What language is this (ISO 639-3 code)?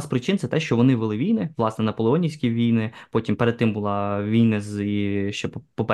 ukr